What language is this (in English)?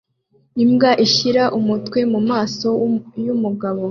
Kinyarwanda